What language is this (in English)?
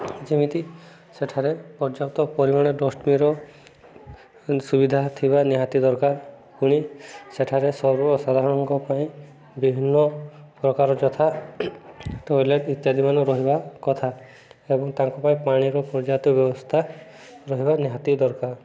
Odia